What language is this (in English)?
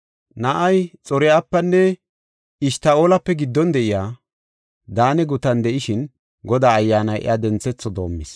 Gofa